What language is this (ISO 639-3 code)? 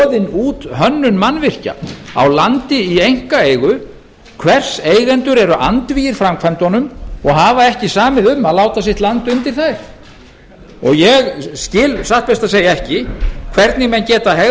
isl